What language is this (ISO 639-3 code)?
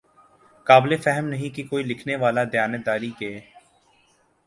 urd